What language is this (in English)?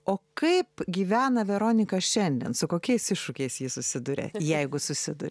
Lithuanian